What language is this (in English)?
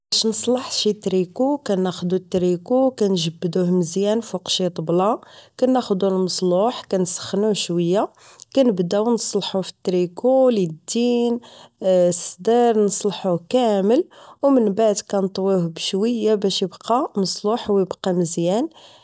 Moroccan Arabic